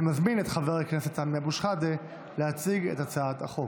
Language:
Hebrew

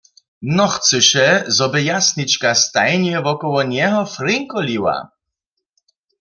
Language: Upper Sorbian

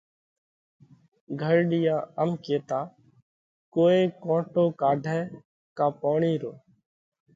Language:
Parkari Koli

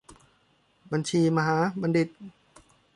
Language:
Thai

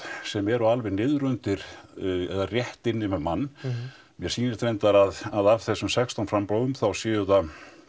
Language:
Icelandic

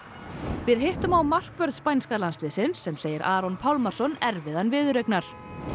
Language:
Icelandic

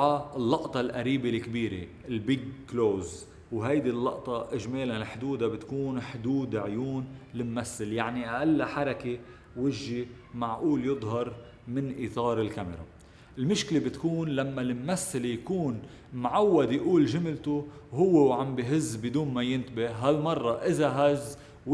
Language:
Arabic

